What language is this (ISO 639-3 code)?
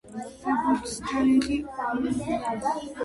kat